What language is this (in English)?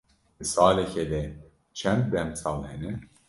Kurdish